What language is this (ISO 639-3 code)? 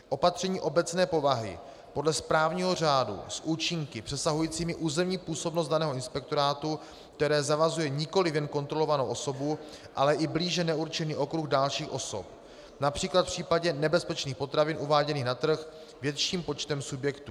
ces